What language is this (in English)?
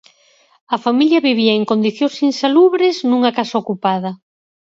Galician